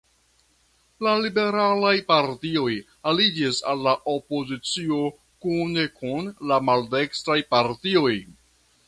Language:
Esperanto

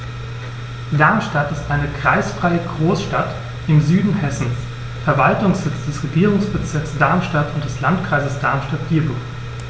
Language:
German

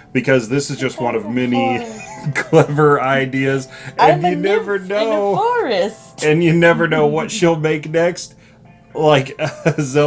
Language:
English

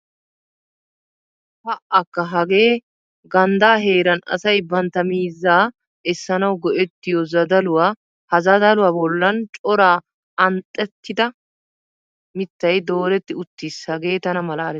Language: Wolaytta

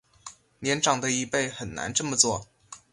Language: Chinese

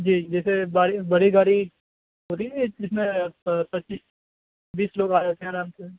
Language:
Urdu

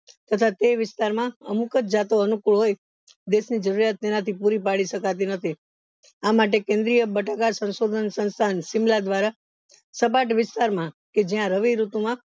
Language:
Gujarati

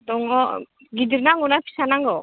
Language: Bodo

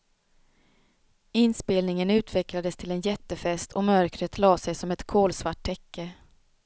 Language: Swedish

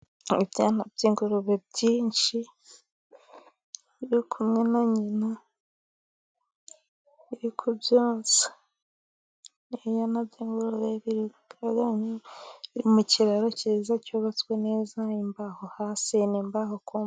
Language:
Kinyarwanda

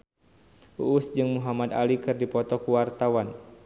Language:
Sundanese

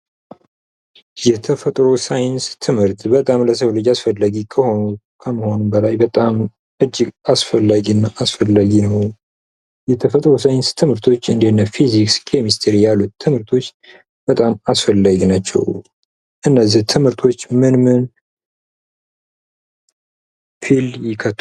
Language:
Amharic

